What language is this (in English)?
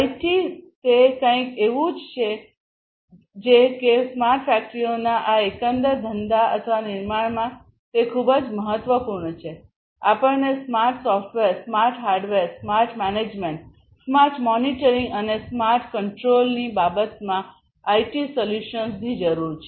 Gujarati